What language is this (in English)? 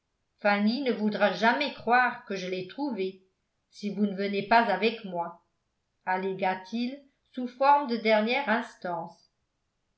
French